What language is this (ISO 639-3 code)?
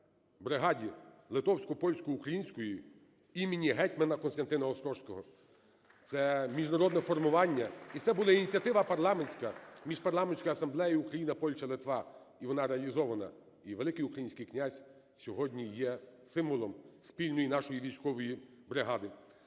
ukr